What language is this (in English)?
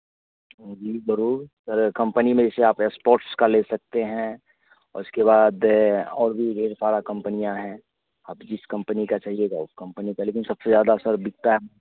Hindi